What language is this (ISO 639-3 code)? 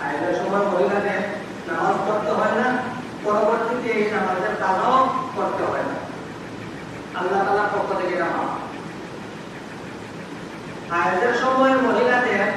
ben